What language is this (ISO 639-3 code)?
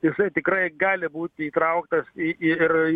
lit